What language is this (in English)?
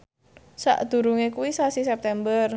Javanese